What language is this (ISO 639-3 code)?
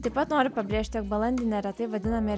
lit